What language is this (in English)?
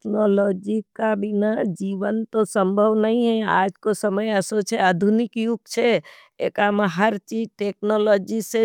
Nimadi